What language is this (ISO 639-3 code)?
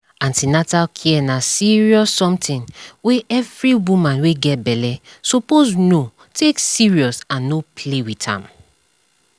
pcm